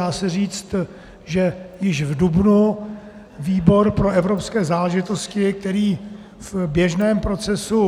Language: Czech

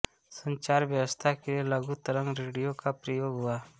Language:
Hindi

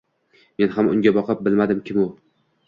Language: Uzbek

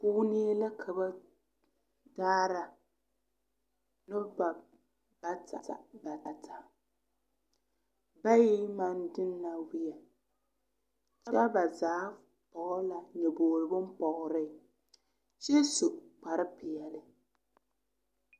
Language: Southern Dagaare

